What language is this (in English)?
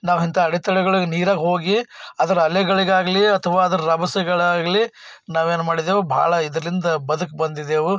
Kannada